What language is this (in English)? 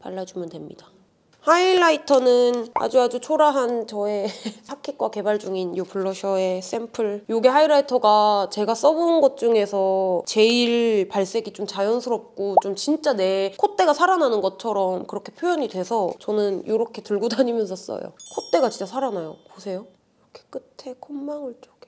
Korean